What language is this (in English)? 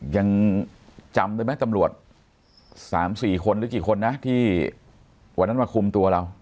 Thai